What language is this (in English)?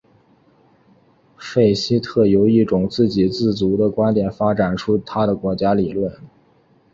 Chinese